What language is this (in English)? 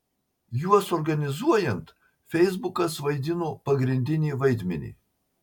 Lithuanian